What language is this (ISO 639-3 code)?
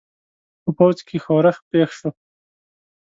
pus